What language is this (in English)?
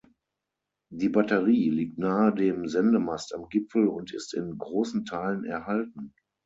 German